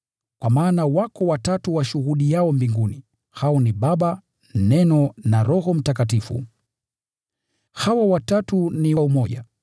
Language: Swahili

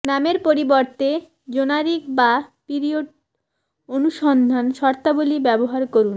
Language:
Bangla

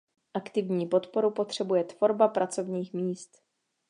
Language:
Czech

